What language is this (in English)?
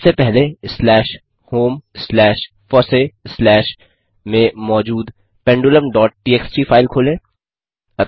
Hindi